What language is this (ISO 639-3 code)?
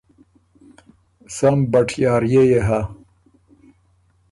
oru